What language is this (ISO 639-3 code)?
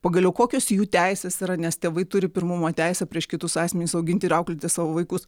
lit